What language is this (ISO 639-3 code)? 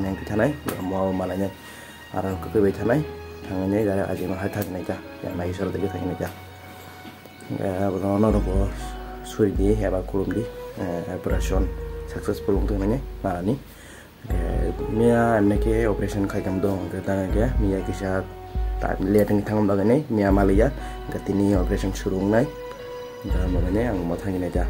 ind